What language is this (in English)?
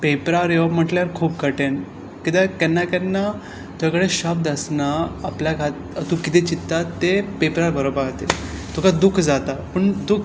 Konkani